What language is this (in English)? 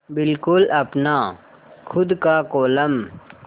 Hindi